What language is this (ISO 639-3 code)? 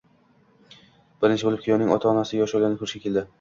uzb